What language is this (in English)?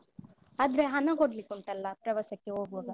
Kannada